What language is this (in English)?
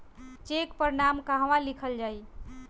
Bhojpuri